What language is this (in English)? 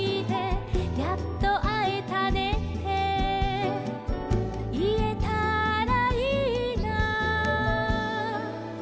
Japanese